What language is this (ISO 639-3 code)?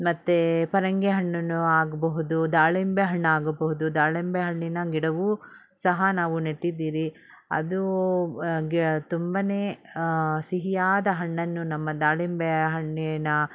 kan